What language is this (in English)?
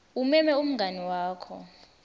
Swati